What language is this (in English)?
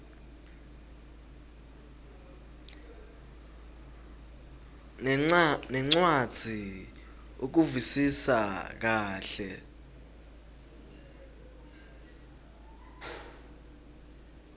Swati